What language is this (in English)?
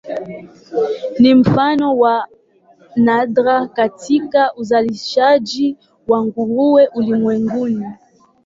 Swahili